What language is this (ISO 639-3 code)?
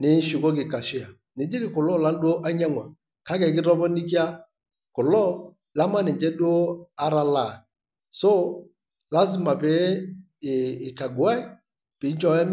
mas